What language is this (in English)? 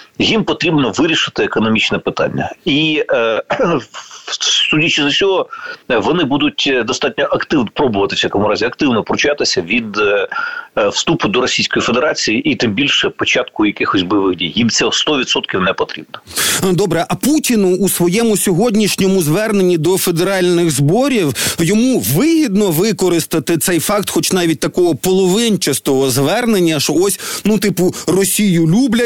Ukrainian